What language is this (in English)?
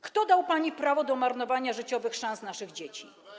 Polish